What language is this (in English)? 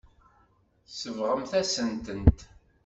Kabyle